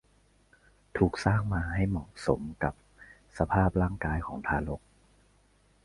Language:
Thai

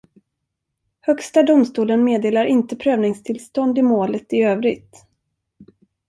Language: Swedish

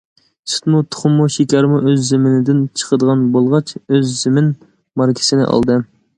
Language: Uyghur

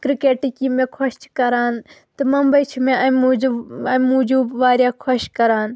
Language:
Kashmiri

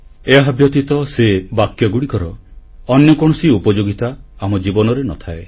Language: Odia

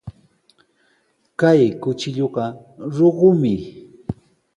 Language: Sihuas Ancash Quechua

